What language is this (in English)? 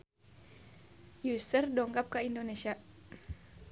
Sundanese